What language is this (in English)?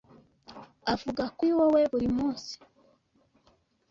Kinyarwanda